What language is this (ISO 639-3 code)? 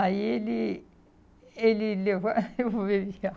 por